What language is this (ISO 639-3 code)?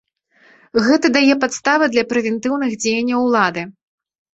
bel